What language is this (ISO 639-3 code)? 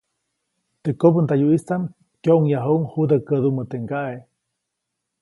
zoc